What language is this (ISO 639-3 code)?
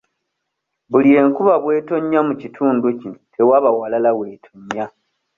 lug